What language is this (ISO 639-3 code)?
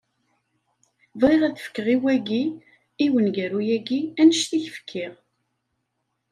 kab